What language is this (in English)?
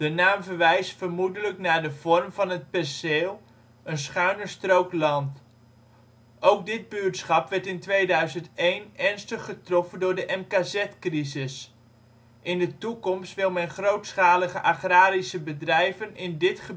Dutch